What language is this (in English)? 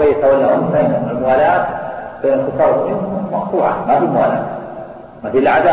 Arabic